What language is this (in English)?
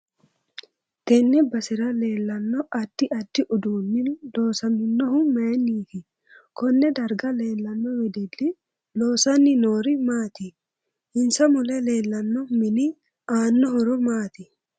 Sidamo